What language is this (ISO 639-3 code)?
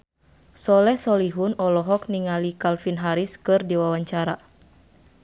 sun